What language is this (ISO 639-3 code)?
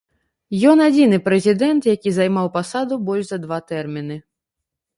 bel